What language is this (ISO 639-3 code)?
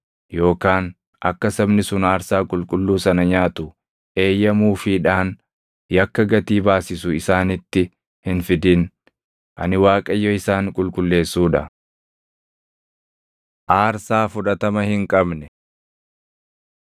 orm